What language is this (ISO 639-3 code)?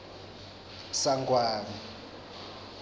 ssw